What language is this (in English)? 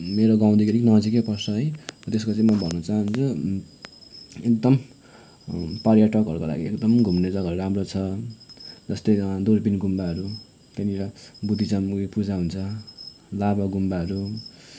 Nepali